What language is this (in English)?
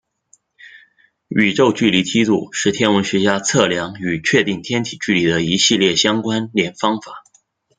Chinese